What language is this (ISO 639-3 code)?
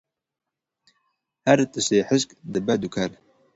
kur